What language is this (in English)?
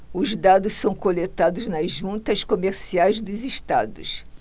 Portuguese